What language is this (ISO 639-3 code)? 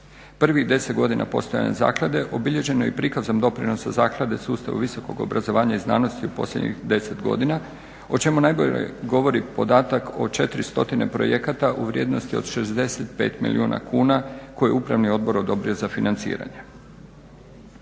hrv